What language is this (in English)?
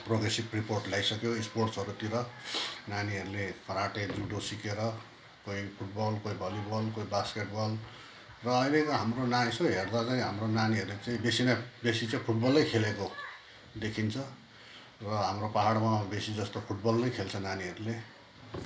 Nepali